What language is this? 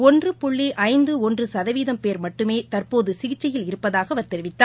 Tamil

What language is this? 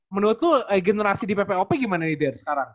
Indonesian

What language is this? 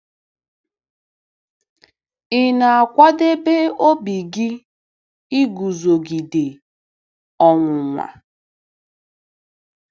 Igbo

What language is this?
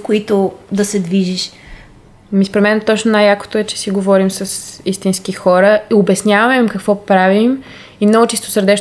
Bulgarian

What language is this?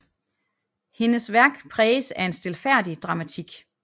Danish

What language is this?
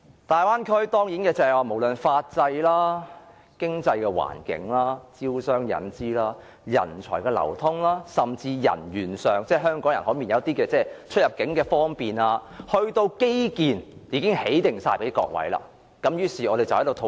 Cantonese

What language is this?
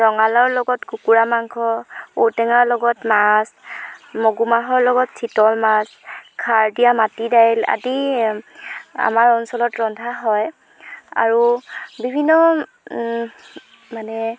Assamese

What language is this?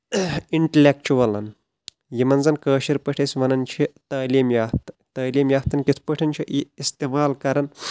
Kashmiri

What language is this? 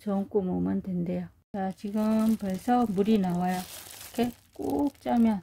Korean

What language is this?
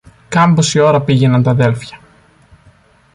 Greek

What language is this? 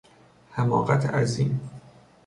Persian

